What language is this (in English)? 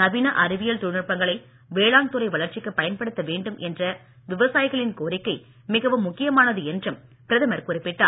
Tamil